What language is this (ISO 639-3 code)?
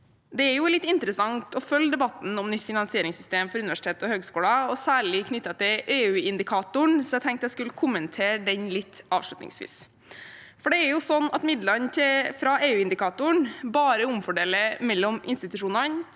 nor